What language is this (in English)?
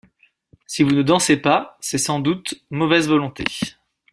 French